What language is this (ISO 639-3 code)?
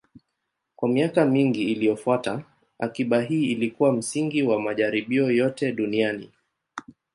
swa